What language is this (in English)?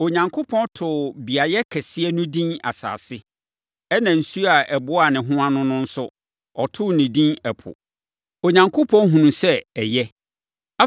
Akan